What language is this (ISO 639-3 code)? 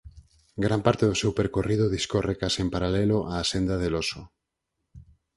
glg